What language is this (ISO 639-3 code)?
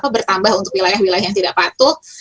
ind